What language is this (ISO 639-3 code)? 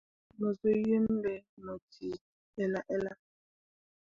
mua